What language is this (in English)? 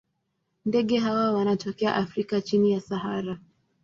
Swahili